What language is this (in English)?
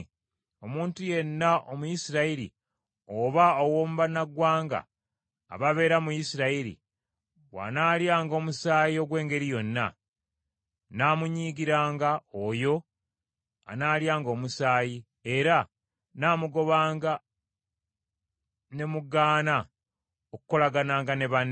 Ganda